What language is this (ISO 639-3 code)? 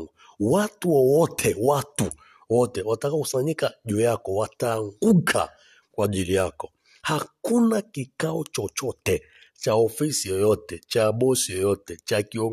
swa